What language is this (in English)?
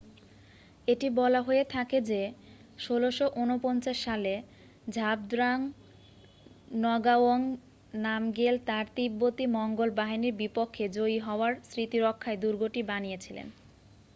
Bangla